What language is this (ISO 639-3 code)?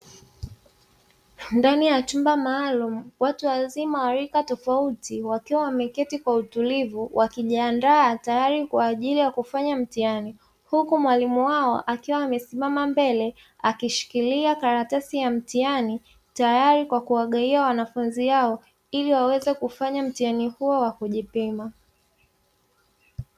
swa